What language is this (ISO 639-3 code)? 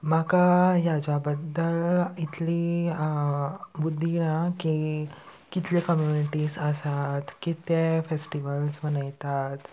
kok